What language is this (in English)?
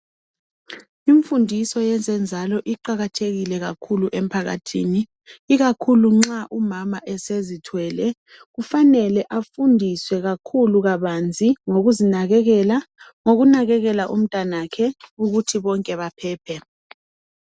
North Ndebele